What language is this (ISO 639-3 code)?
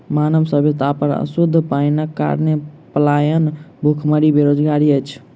mai